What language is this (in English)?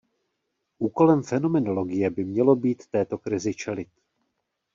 Czech